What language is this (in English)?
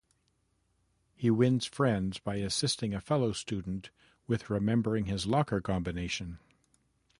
English